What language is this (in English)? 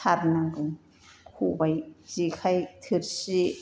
Bodo